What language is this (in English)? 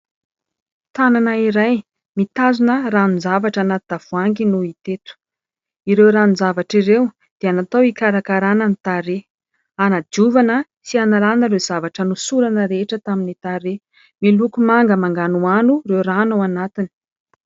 Malagasy